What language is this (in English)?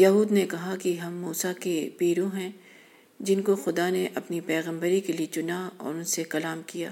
Urdu